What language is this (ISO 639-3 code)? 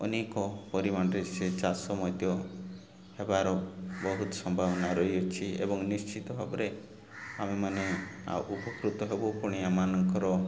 ori